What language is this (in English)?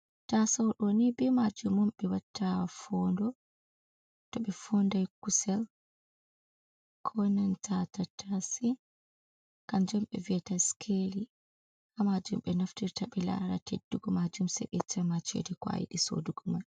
Fula